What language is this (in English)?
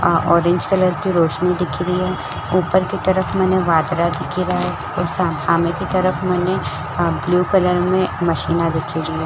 Marwari